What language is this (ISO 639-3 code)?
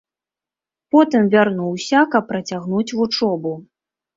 bel